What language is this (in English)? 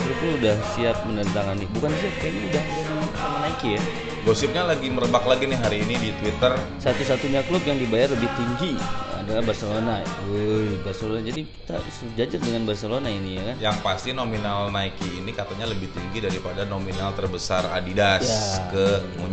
Indonesian